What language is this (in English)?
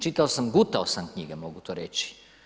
Croatian